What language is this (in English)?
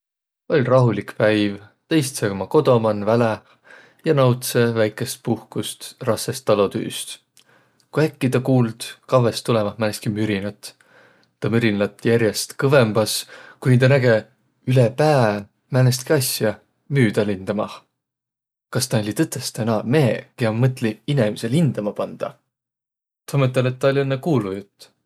Võro